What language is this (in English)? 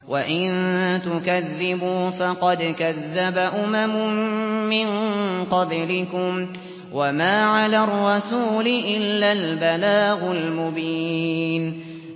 Arabic